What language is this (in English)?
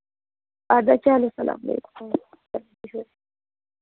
Kashmiri